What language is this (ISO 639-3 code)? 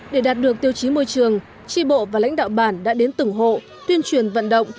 vie